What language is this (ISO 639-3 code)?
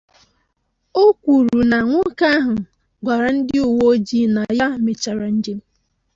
ibo